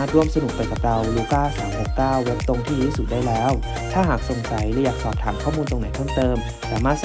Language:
Thai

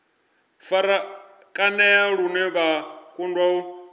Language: Venda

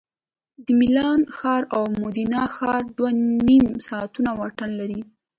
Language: Pashto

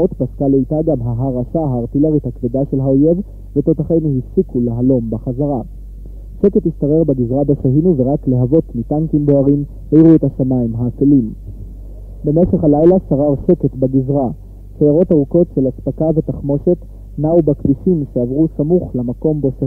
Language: Hebrew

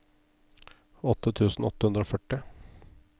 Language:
Norwegian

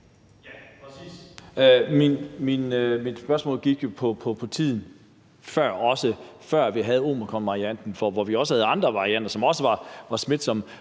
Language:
Danish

